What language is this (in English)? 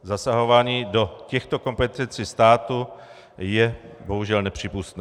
Czech